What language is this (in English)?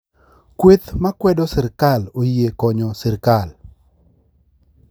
Luo (Kenya and Tanzania)